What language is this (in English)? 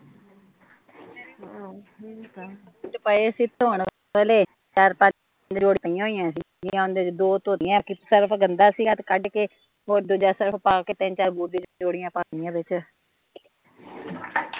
Punjabi